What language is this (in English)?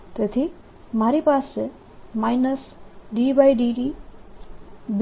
Gujarati